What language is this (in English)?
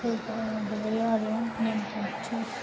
Bodo